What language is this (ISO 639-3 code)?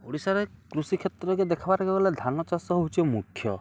ori